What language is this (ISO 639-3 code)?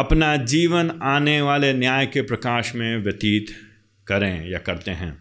hin